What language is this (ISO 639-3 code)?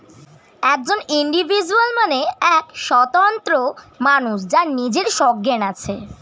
ben